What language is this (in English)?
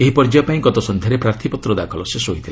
Odia